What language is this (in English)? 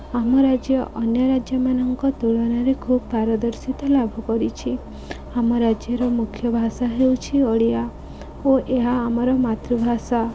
Odia